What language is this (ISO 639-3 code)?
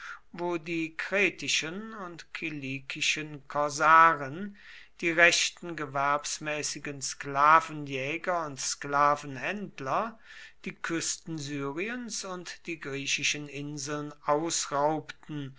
deu